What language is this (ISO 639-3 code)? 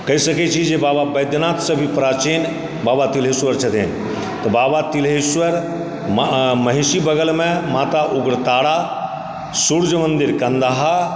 mai